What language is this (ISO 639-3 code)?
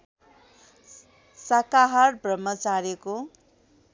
nep